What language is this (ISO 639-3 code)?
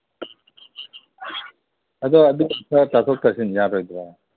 mni